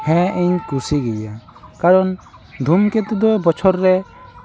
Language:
Santali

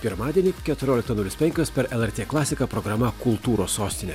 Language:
Lithuanian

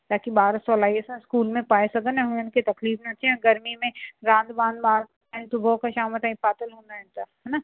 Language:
Sindhi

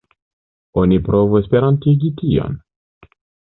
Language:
Esperanto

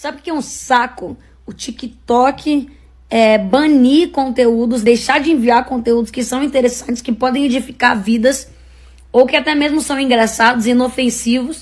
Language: Portuguese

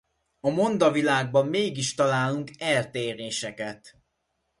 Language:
Hungarian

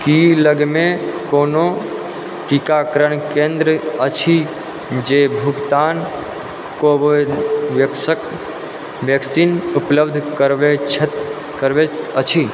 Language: Maithili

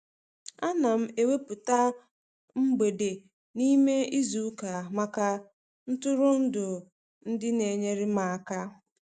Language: Igbo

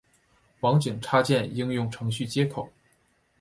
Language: Chinese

